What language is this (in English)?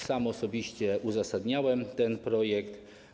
Polish